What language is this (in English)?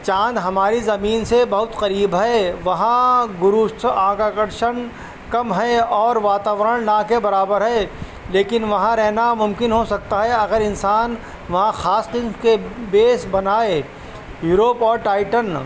Urdu